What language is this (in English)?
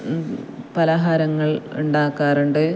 Malayalam